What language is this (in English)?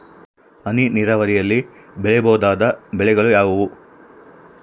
Kannada